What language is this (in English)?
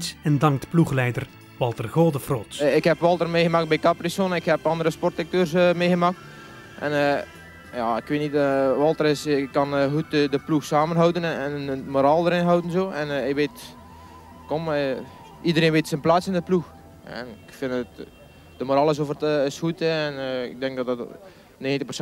Dutch